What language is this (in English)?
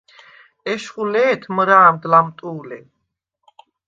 Svan